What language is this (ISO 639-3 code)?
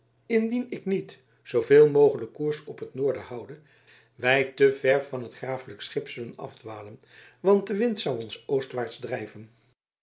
nld